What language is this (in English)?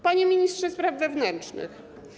Polish